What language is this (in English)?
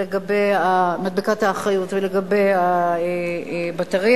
Hebrew